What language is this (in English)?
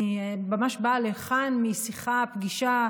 Hebrew